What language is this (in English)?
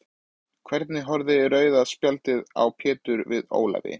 Icelandic